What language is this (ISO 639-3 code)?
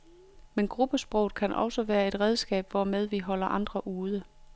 dan